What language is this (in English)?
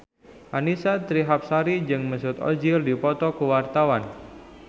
Sundanese